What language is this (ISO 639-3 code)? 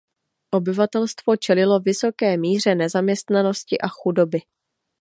ces